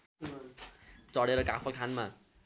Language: Nepali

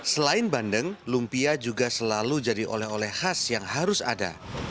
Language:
Indonesian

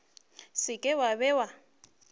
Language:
Northern Sotho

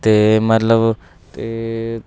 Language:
Punjabi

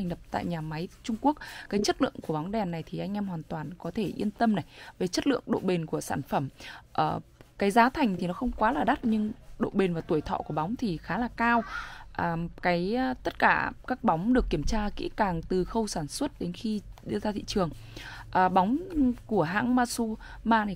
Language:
Vietnamese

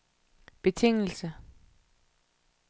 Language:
Danish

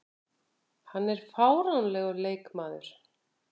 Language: Icelandic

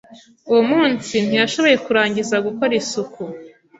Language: Kinyarwanda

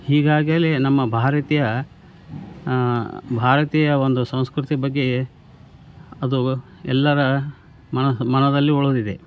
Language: Kannada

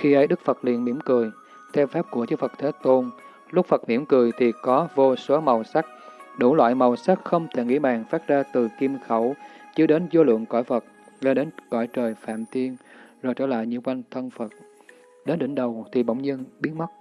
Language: Vietnamese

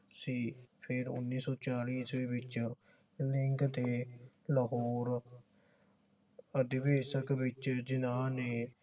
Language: Punjabi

